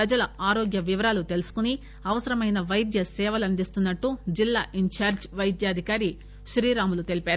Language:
Telugu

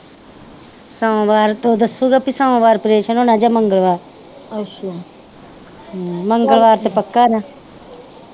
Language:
Punjabi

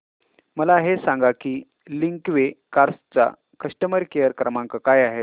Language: Marathi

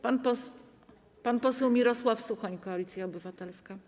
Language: Polish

